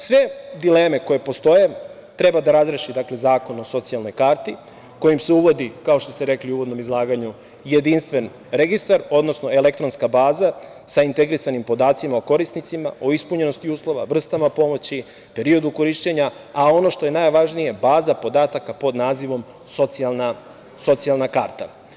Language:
Serbian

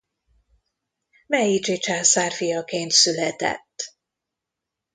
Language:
Hungarian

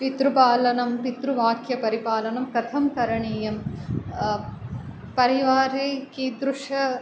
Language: Sanskrit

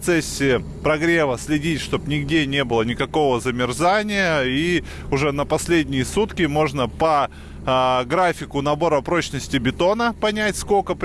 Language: Russian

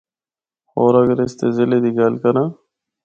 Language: Northern Hindko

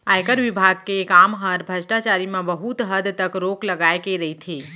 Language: Chhattisgarhi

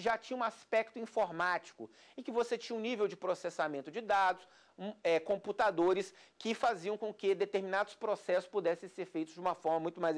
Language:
Portuguese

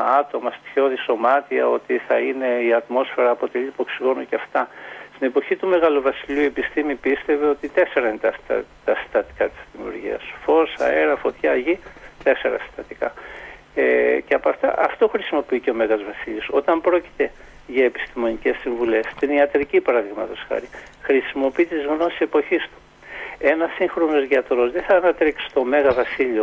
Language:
Greek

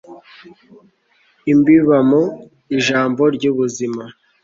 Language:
Kinyarwanda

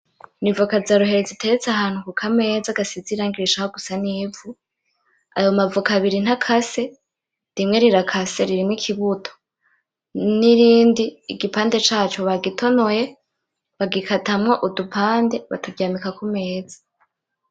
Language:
Rundi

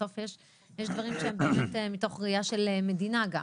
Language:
Hebrew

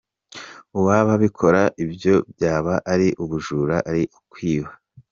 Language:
Kinyarwanda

